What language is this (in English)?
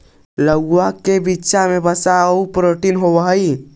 Magahi